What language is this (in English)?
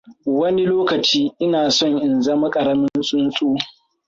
Hausa